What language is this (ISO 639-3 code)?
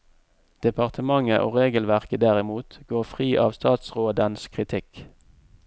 nor